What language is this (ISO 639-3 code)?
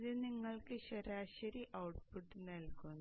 mal